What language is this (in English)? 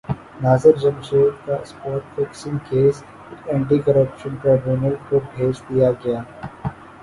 Urdu